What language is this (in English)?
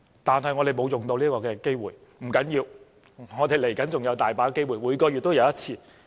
Cantonese